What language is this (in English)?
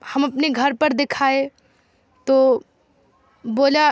Urdu